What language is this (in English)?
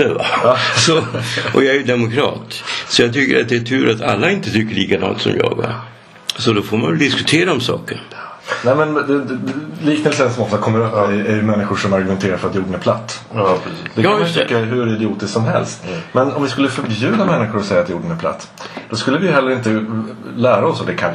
Swedish